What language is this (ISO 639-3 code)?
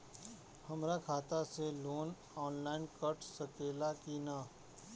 bho